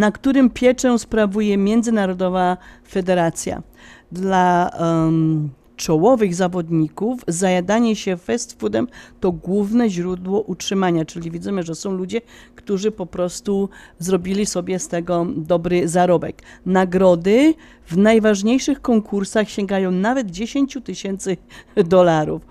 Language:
Polish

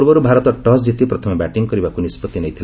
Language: Odia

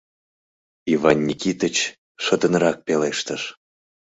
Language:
Mari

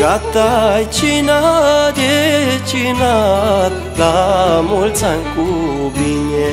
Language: Romanian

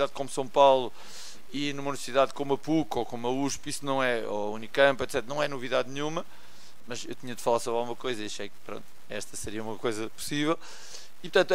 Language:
Portuguese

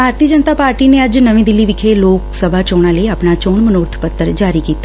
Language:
Punjabi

